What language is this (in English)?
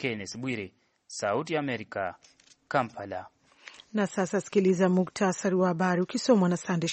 Swahili